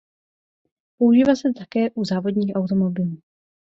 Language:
Czech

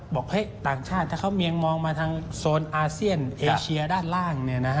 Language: Thai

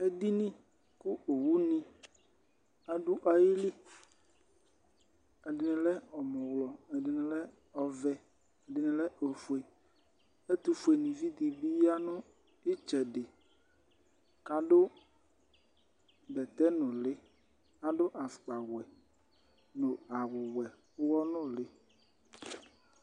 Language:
Ikposo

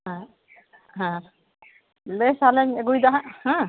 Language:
Santali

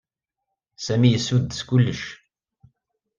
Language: Kabyle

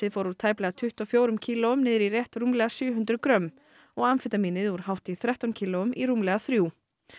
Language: Icelandic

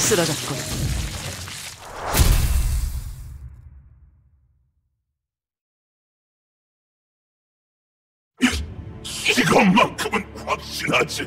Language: Korean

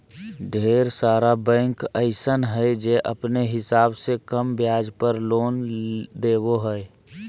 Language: Magahi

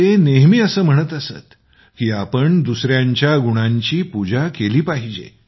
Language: Marathi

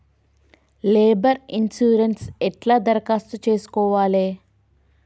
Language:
Telugu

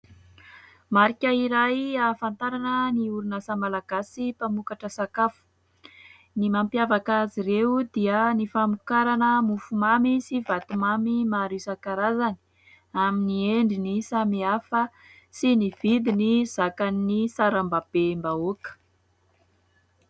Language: Malagasy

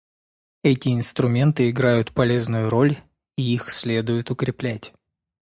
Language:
Russian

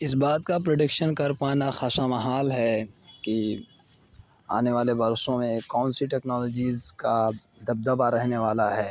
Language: Urdu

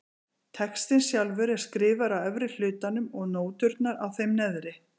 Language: Icelandic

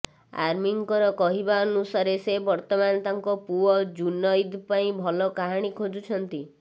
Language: Odia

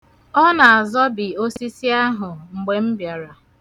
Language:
Igbo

